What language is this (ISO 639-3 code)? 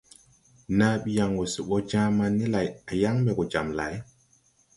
tui